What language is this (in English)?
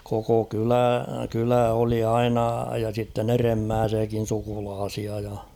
Finnish